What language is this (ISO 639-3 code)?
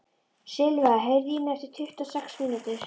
isl